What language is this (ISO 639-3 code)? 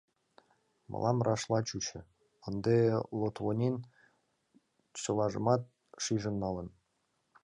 chm